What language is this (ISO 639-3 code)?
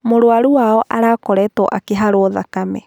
kik